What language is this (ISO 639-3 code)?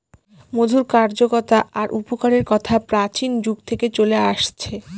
ben